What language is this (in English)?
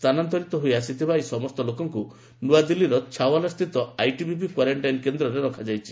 Odia